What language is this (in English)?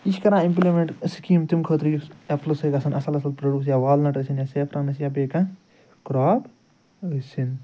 Kashmiri